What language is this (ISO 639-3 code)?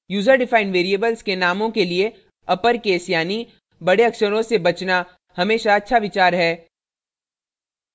hin